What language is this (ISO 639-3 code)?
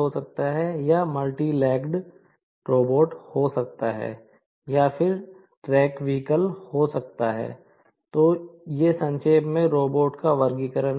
hin